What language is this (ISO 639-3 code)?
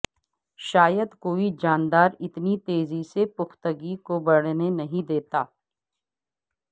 urd